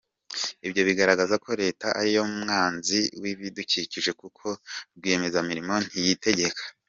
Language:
Kinyarwanda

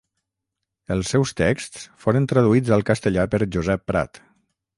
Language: Catalan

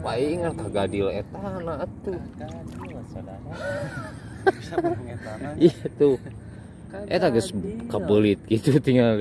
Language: Indonesian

